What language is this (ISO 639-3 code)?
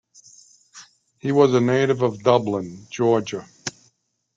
eng